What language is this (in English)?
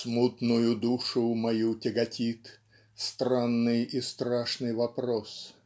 Russian